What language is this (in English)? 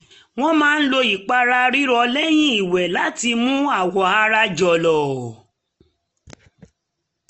Yoruba